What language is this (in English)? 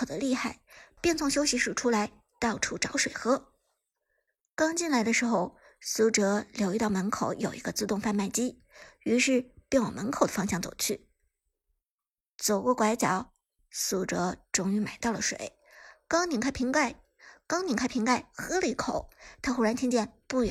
Chinese